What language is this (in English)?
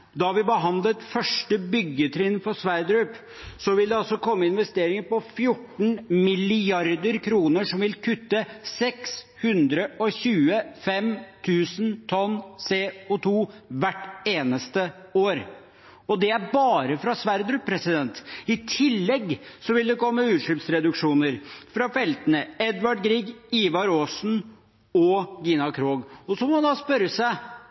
Norwegian Bokmål